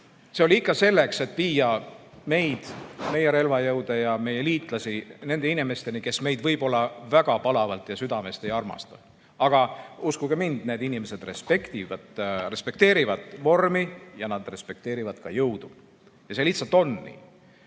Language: Estonian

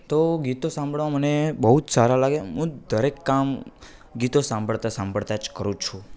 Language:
Gujarati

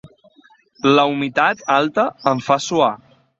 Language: Catalan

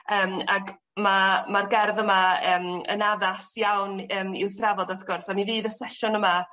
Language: Welsh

